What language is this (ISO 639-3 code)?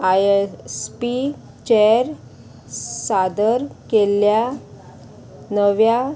kok